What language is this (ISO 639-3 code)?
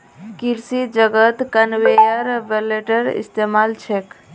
mag